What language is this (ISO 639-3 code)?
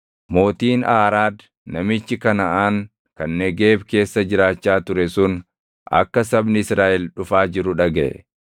orm